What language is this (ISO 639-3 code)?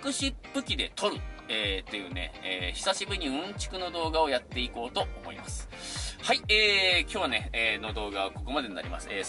jpn